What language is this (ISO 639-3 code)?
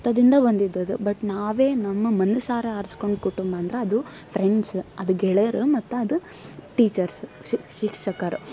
kan